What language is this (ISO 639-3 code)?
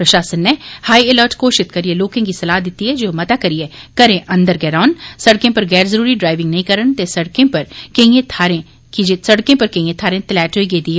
doi